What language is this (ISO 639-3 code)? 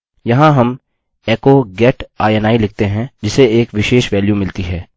hin